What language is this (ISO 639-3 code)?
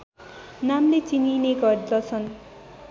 nep